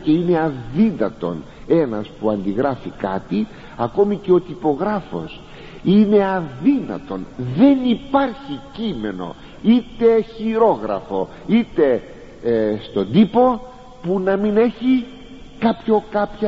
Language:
Greek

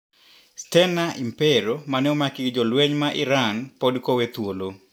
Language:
Luo (Kenya and Tanzania)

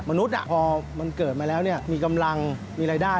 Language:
Thai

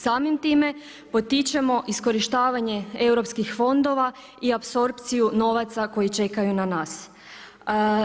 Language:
Croatian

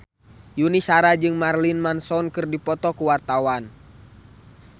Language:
Sundanese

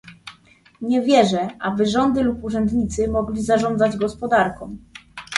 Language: Polish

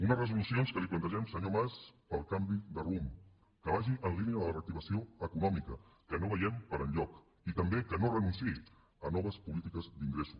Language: Catalan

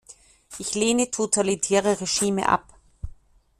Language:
German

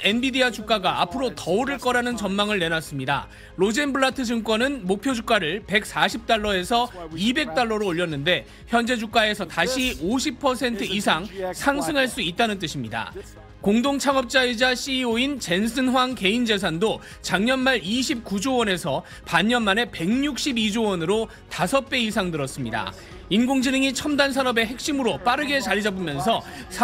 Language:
Korean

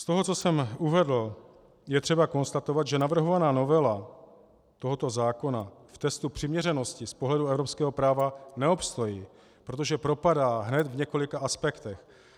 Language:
Czech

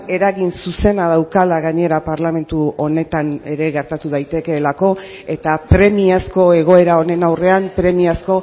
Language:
Basque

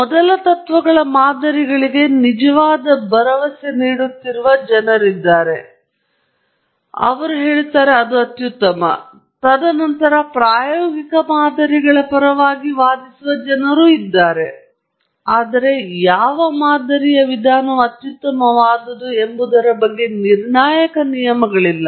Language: Kannada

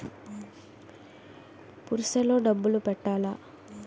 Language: Telugu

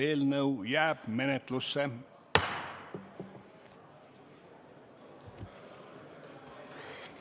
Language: Estonian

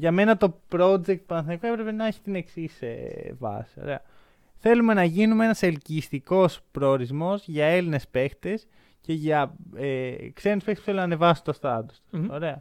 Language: Greek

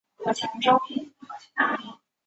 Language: Chinese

